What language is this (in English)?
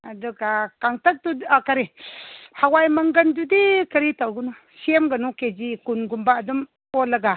Manipuri